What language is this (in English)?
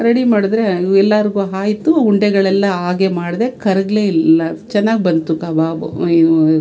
Kannada